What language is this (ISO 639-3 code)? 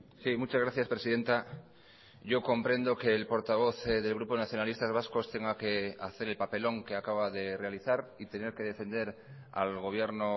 spa